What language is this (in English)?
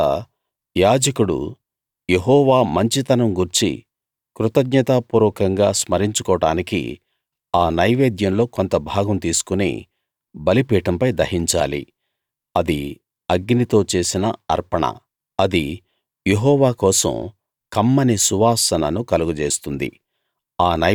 Telugu